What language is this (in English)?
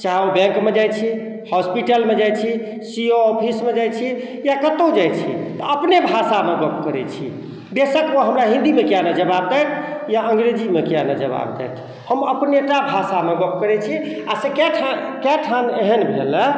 Maithili